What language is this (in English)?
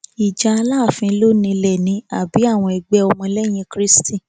Yoruba